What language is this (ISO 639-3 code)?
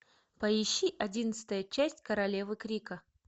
rus